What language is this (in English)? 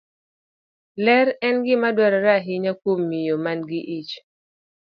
Luo (Kenya and Tanzania)